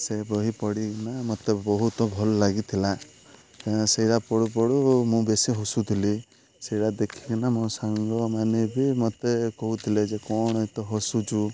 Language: Odia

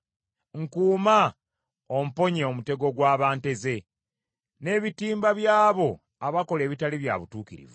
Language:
Ganda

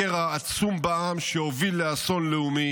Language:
Hebrew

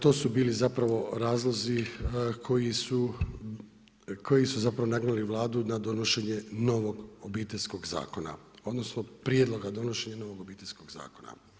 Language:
Croatian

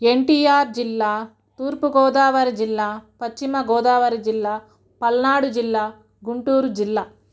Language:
Telugu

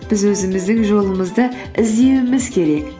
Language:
Kazakh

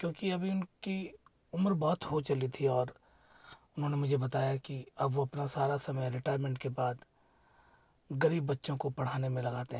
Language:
Hindi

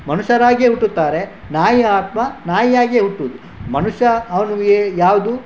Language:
Kannada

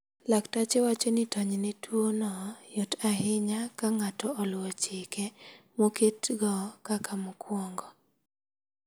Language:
Luo (Kenya and Tanzania)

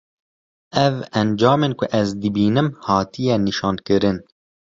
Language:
Kurdish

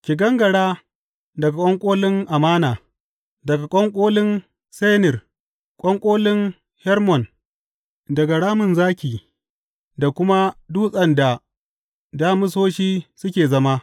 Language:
Hausa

